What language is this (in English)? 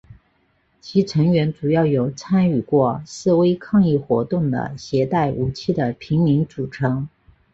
Chinese